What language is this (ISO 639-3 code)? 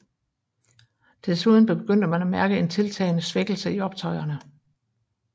dan